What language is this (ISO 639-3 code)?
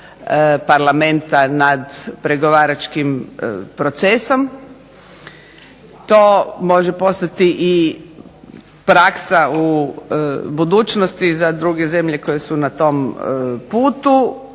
hrv